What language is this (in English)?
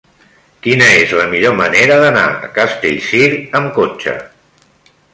Catalan